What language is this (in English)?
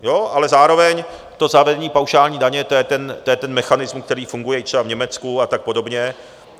Czech